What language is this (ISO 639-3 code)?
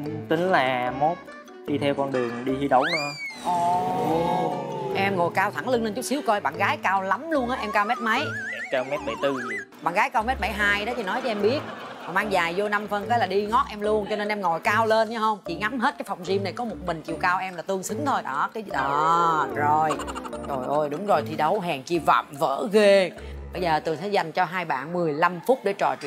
vie